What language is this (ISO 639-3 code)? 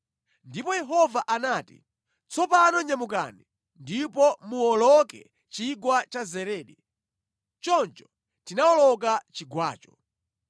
nya